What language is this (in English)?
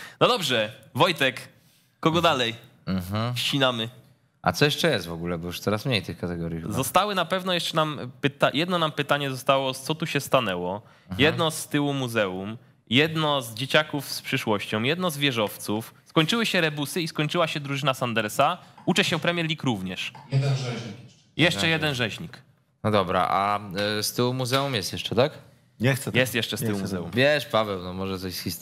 Polish